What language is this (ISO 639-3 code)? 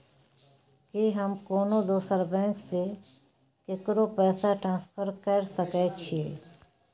mai